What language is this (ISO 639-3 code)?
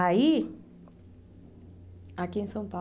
por